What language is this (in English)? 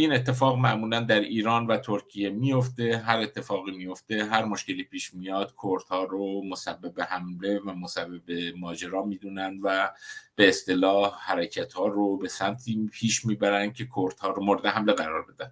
Persian